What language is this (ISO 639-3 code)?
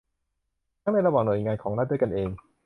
tha